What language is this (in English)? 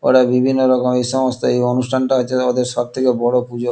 Bangla